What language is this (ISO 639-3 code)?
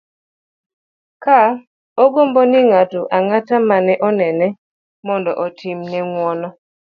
luo